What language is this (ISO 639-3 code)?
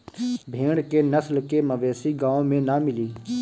bho